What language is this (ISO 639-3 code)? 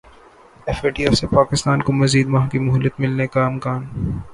urd